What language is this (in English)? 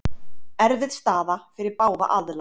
Icelandic